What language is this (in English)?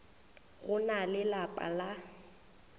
Northern Sotho